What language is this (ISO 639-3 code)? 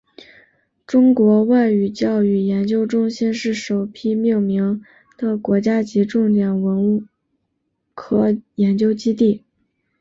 zho